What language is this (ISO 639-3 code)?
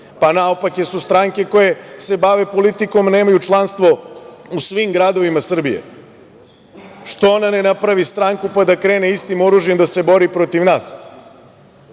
srp